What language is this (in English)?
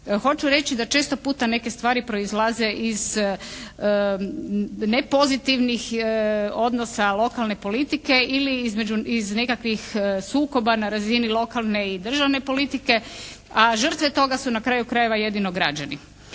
Croatian